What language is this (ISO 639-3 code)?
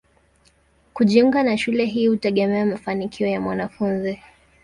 swa